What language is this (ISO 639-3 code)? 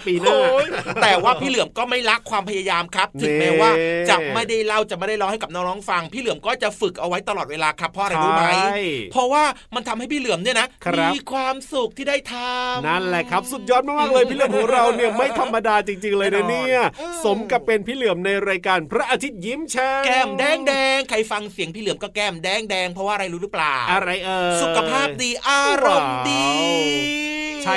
tha